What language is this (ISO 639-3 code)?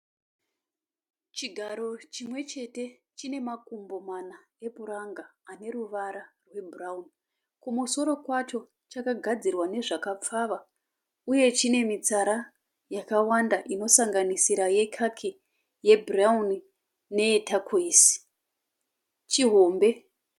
sna